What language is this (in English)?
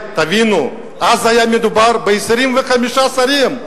Hebrew